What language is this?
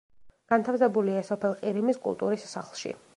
Georgian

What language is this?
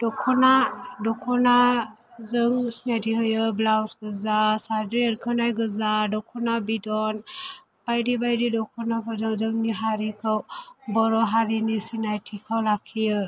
Bodo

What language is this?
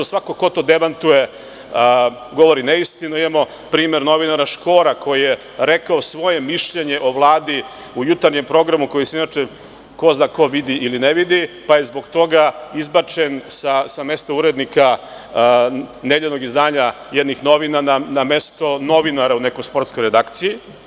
Serbian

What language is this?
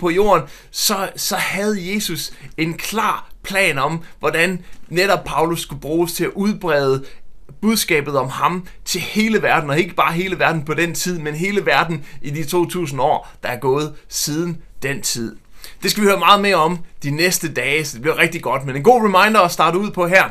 Danish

